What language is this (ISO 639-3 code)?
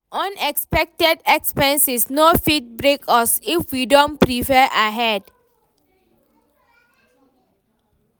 pcm